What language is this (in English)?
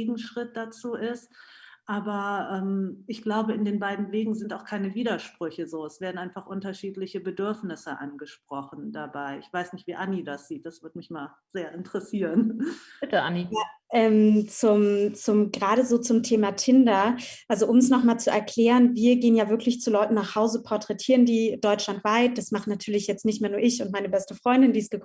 German